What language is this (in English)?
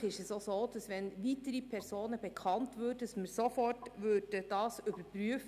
Swiss German